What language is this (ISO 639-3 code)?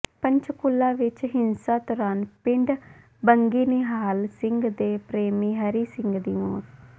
pan